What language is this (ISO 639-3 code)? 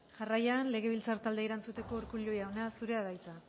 eus